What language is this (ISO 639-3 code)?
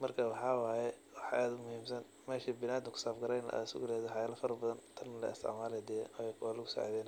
som